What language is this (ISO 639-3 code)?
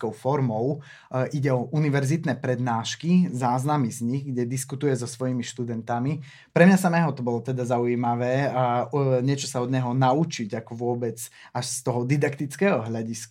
slk